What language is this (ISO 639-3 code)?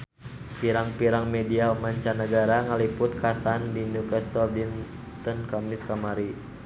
sun